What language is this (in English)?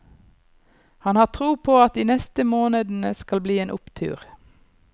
Norwegian